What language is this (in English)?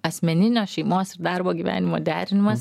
Lithuanian